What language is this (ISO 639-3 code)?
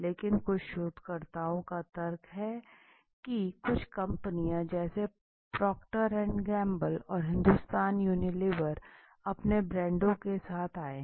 hin